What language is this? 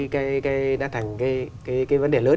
Vietnamese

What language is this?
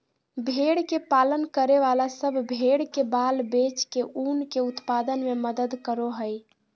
Magahi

